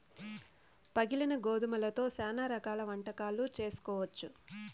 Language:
Telugu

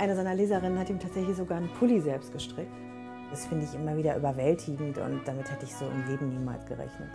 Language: German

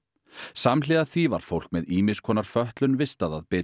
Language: Icelandic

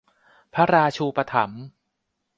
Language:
Thai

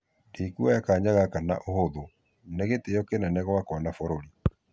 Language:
Kikuyu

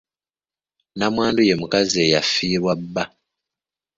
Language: Ganda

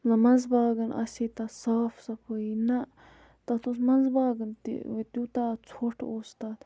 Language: Kashmiri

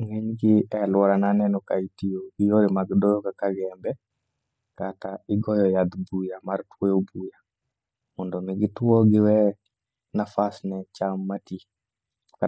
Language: Luo (Kenya and Tanzania)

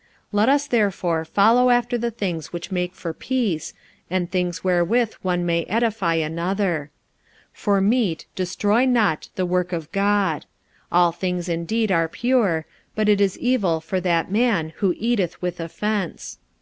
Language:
English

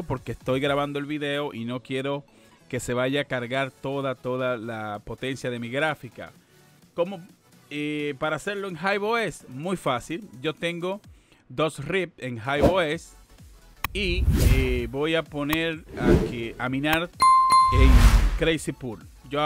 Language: Spanish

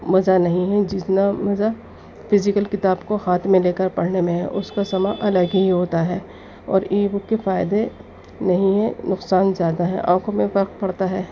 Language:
Urdu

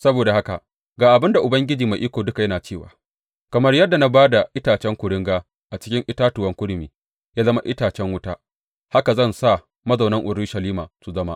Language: Hausa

